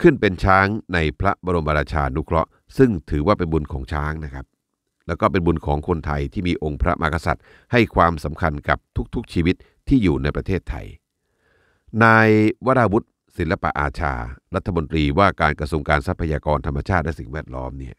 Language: Thai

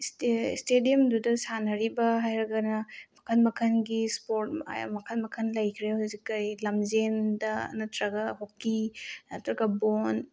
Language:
Manipuri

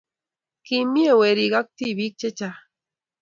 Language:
Kalenjin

